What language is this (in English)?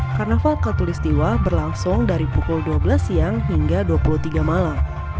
Indonesian